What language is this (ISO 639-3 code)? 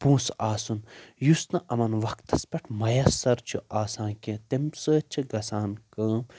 kas